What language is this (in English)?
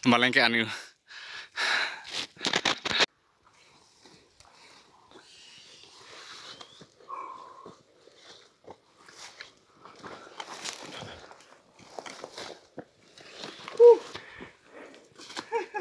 Indonesian